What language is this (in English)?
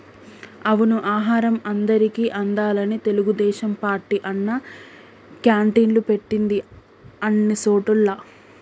Telugu